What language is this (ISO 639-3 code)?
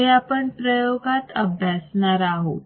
mar